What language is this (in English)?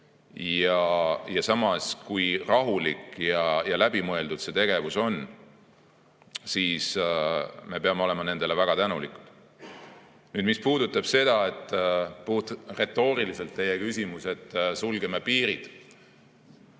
Estonian